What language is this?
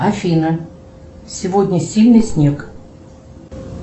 Russian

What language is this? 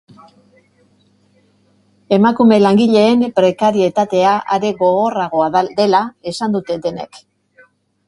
Basque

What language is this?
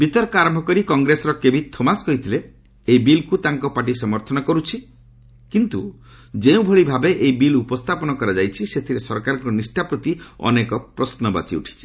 Odia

